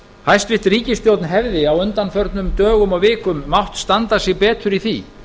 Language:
Icelandic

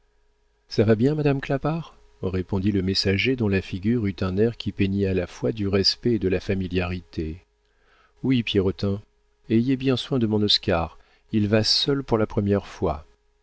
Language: French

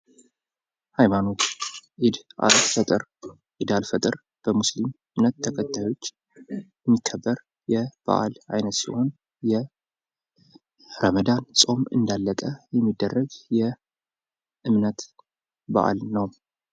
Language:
Amharic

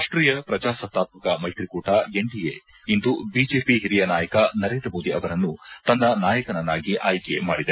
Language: Kannada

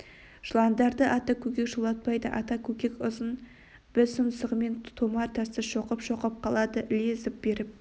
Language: Kazakh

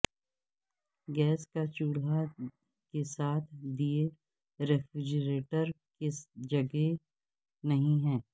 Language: Urdu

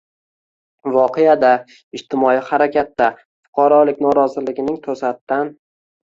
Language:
Uzbek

